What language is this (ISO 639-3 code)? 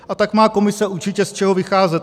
ces